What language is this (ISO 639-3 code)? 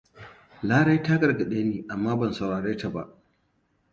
hau